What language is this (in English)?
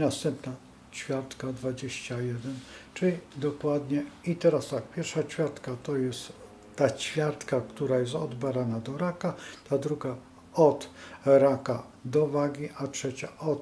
Polish